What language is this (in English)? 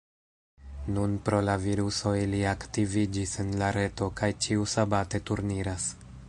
Esperanto